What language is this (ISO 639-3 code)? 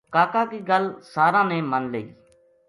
gju